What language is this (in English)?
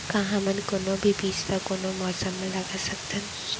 Chhattisgarhi